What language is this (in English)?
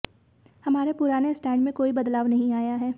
Hindi